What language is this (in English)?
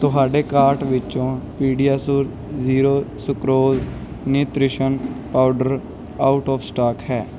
Punjabi